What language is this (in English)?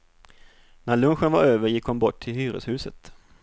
Swedish